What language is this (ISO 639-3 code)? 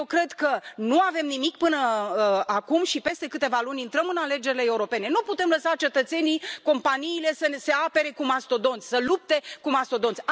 ron